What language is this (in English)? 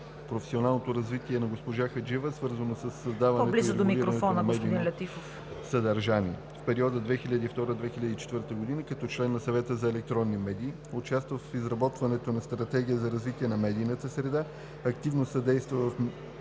Bulgarian